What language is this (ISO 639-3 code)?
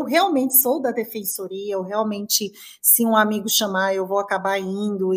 por